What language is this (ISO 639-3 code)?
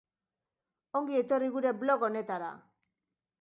eus